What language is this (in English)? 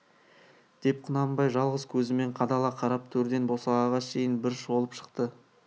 Kazakh